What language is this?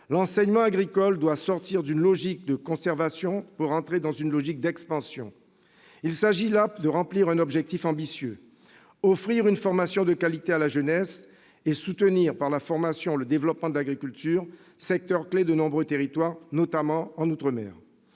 French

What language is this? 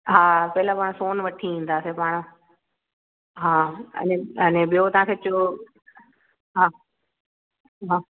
Sindhi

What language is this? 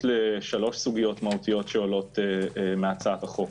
Hebrew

